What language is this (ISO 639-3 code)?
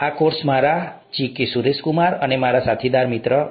guj